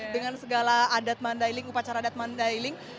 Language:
Indonesian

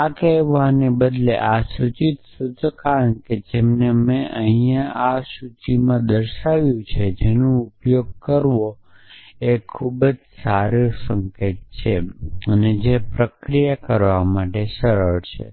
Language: Gujarati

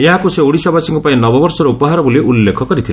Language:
Odia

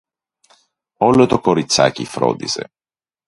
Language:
Greek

